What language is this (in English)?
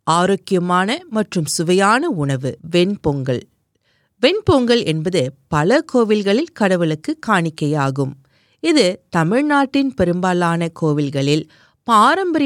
Tamil